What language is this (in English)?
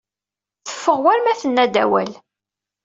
Kabyle